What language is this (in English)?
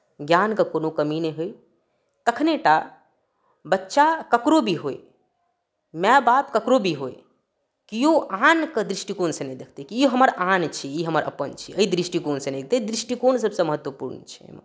Maithili